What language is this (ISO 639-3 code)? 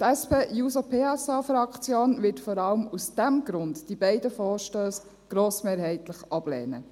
gsw